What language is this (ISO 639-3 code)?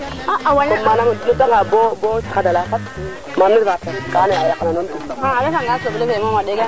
srr